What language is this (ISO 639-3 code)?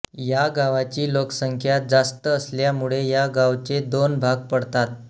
mar